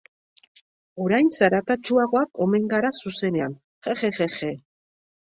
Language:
Basque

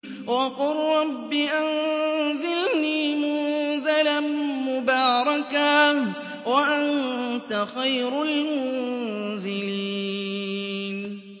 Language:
Arabic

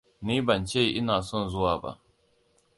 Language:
Hausa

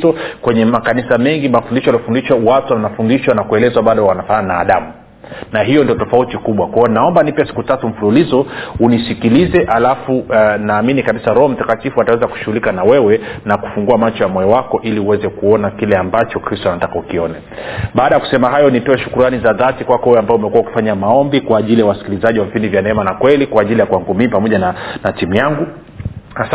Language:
Swahili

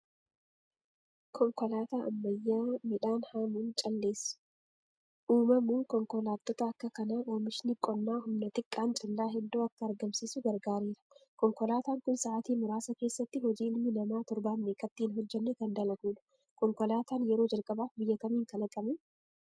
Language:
Oromo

